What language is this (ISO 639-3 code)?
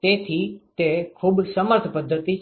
guj